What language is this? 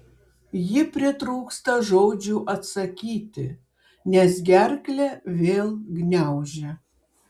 Lithuanian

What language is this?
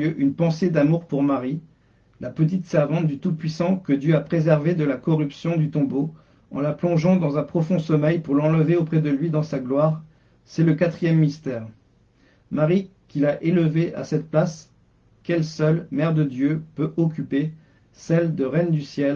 French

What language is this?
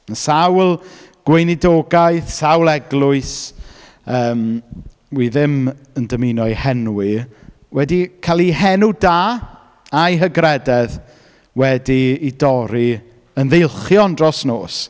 Welsh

